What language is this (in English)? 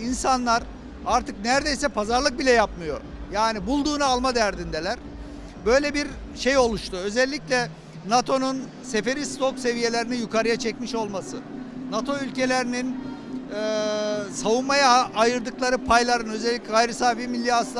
Turkish